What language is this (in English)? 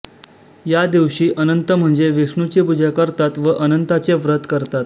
Marathi